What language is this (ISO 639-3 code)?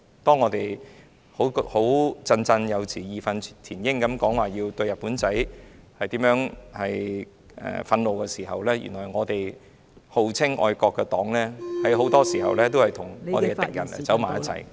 yue